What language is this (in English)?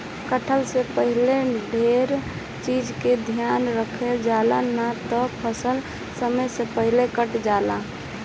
Bhojpuri